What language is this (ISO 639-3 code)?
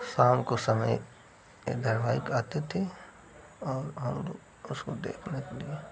hin